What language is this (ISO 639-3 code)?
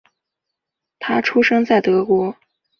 zho